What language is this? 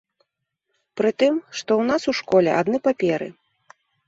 Belarusian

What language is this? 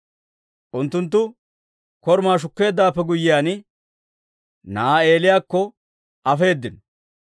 Dawro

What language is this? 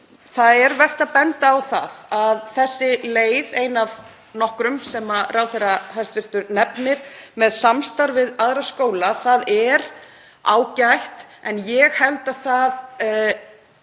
Icelandic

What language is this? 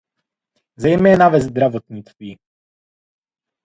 Czech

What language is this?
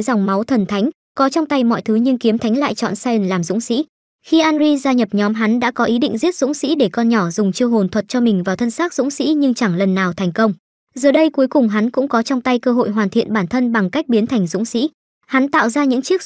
Vietnamese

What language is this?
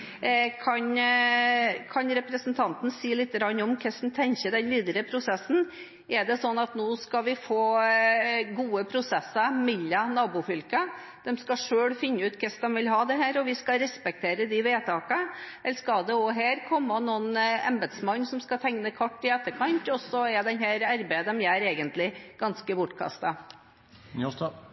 Norwegian Bokmål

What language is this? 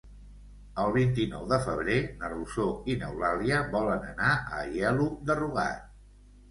Catalan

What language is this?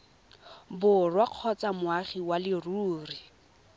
Tswana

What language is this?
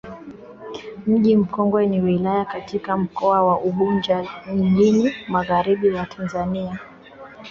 Swahili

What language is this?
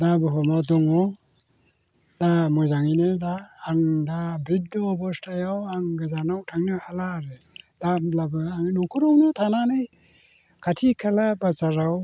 Bodo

